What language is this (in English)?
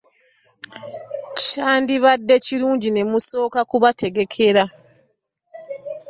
Ganda